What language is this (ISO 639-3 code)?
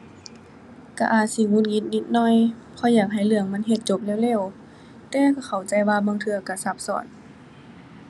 tha